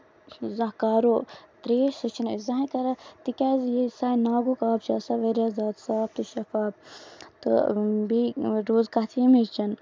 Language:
Kashmiri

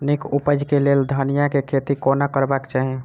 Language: Maithili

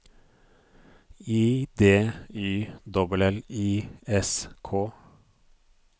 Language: Norwegian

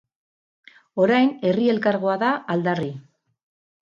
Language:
Basque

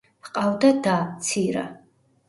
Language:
Georgian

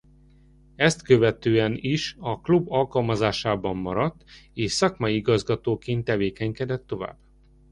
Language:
Hungarian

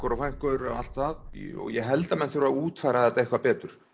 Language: Icelandic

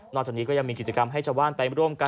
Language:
Thai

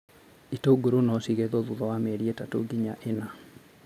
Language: Kikuyu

